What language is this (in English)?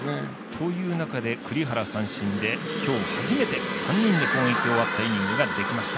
Japanese